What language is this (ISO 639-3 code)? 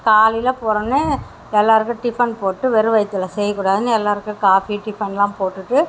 tam